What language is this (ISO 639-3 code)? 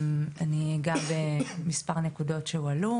heb